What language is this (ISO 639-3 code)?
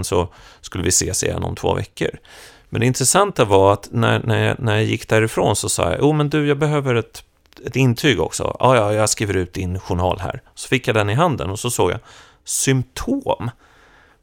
swe